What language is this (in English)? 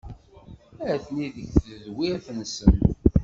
Kabyle